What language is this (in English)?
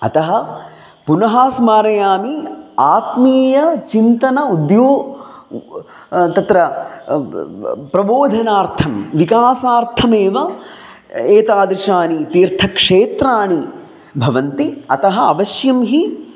Sanskrit